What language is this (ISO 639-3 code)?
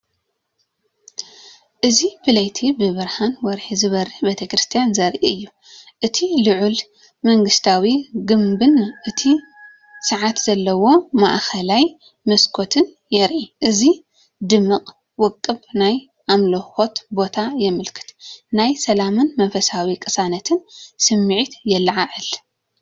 tir